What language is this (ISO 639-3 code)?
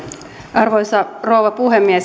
fin